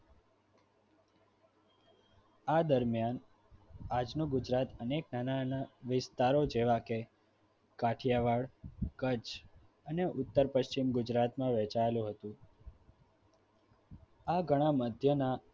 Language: Gujarati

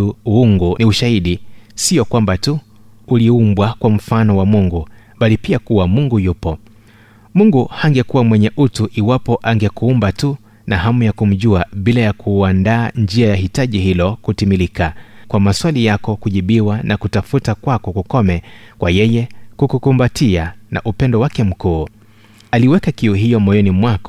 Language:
Swahili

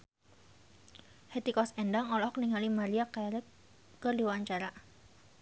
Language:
Sundanese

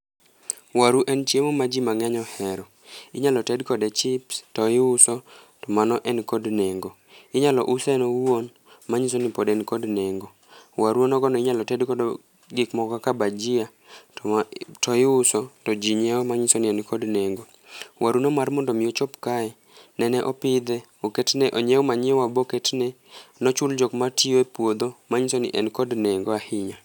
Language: Luo (Kenya and Tanzania)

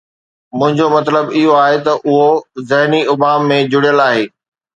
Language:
Sindhi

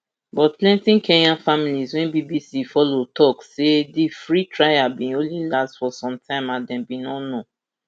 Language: Nigerian Pidgin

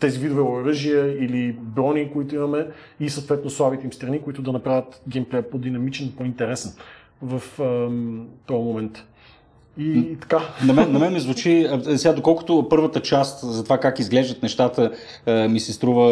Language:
Bulgarian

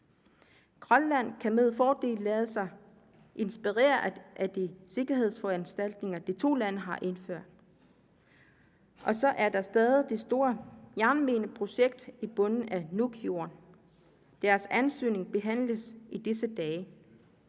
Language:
Danish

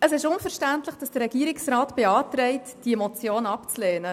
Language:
Swiss German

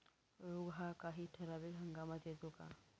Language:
Marathi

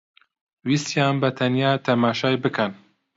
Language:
Central Kurdish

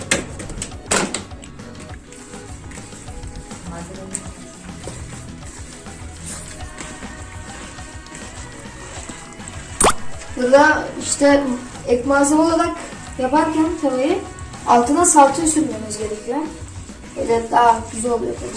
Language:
Turkish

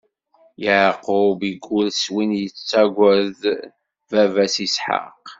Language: Kabyle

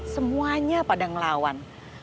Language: Indonesian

